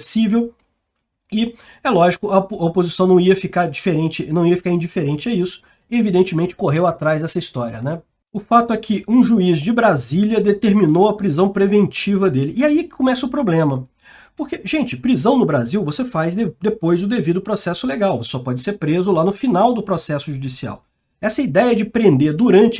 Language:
Portuguese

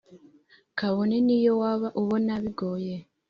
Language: Kinyarwanda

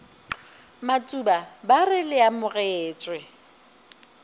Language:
Northern Sotho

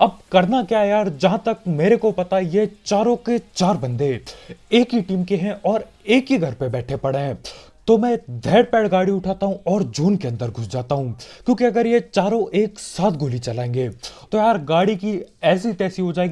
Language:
Hindi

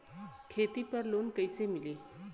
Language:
Bhojpuri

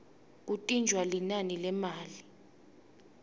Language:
Swati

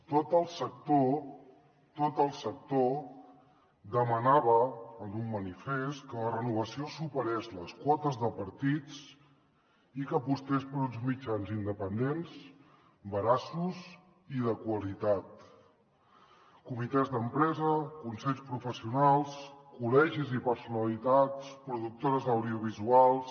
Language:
Catalan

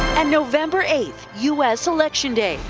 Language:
English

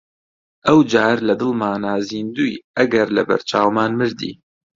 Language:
Central Kurdish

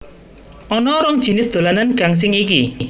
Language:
Javanese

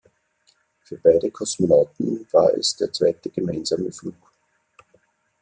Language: German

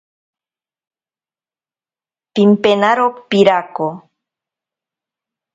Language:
Ashéninka Perené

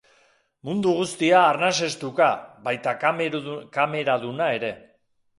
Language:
Basque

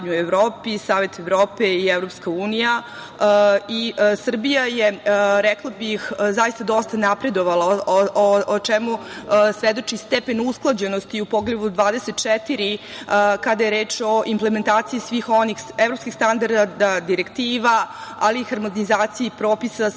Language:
Serbian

